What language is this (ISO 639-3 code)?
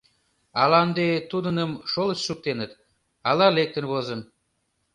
chm